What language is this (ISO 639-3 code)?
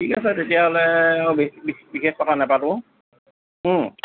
asm